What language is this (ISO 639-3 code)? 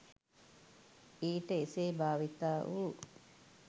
sin